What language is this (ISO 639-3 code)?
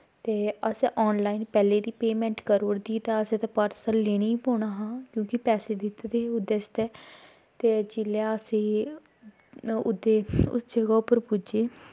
doi